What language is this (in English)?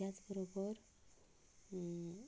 Konkani